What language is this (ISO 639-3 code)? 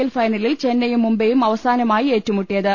mal